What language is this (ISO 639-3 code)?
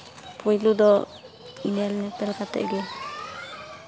sat